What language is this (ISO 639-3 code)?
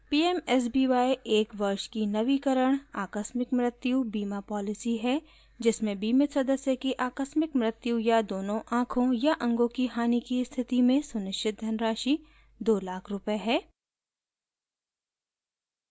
hin